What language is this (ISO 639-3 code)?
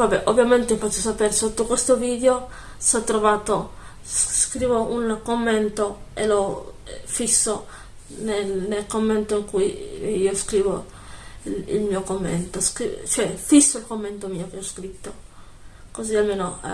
ita